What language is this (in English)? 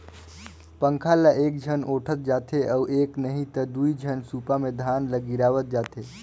Chhattisgarhi